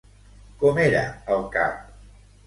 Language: Catalan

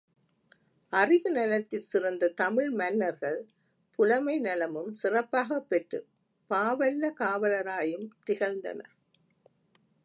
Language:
Tamil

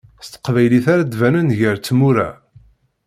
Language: Kabyle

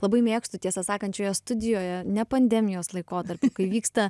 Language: Lithuanian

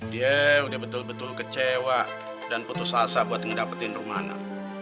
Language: Indonesian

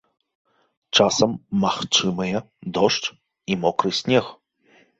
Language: Belarusian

